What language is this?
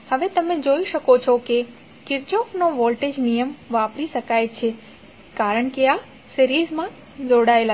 Gujarati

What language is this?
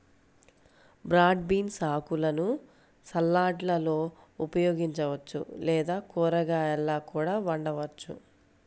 Telugu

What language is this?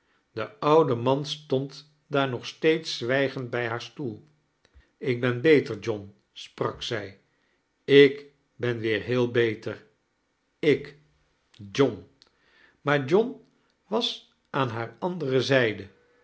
Dutch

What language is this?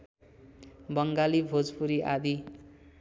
Nepali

